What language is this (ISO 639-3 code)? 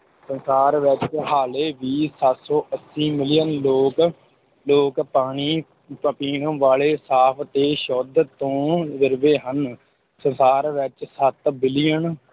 pan